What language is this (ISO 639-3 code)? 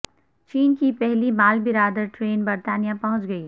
urd